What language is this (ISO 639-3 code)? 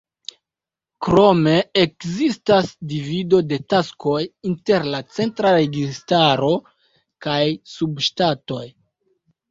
epo